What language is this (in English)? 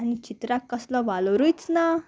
Konkani